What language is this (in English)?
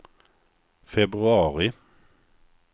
Swedish